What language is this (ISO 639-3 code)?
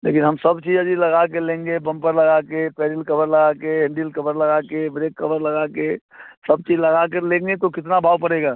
hin